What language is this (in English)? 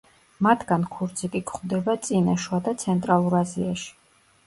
Georgian